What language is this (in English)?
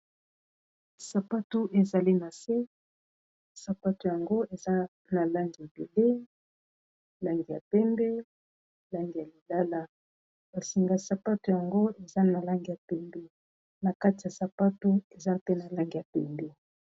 Lingala